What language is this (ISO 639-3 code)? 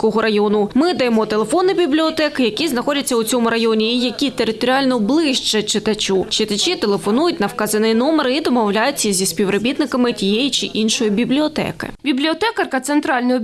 ukr